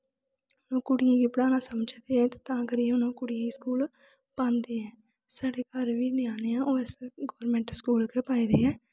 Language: Dogri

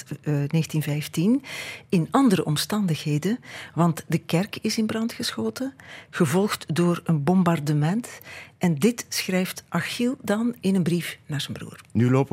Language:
Dutch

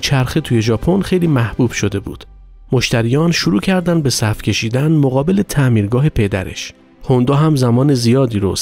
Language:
Persian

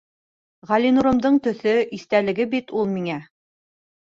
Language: Bashkir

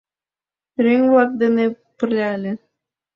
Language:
Mari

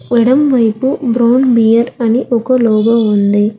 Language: Telugu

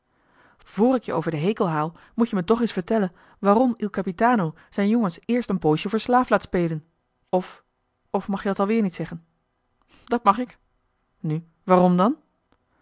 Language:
Dutch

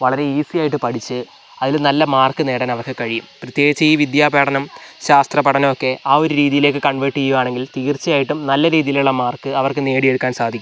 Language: Malayalam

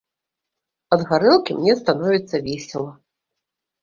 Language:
Belarusian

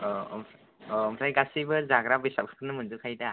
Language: Bodo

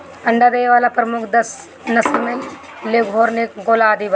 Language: Bhojpuri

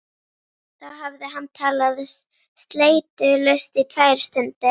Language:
Icelandic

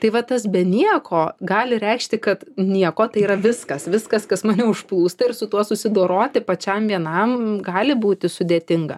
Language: Lithuanian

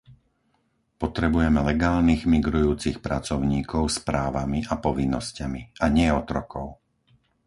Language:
Slovak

